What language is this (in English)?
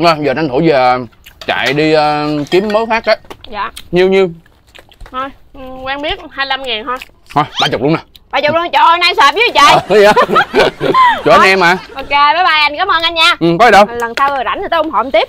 Vietnamese